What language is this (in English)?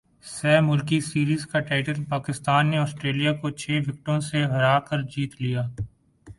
Urdu